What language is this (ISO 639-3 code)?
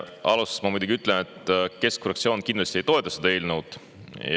est